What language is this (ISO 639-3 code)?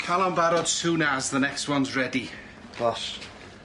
cym